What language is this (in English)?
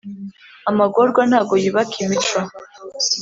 Kinyarwanda